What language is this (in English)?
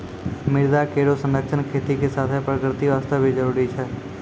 Maithili